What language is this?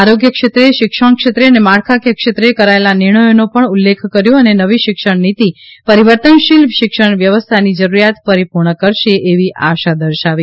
Gujarati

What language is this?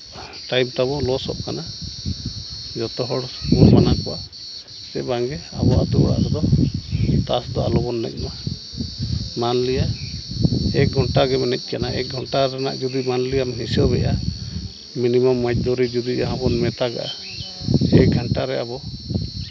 Santali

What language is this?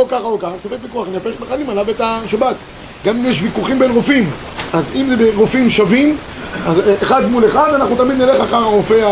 Hebrew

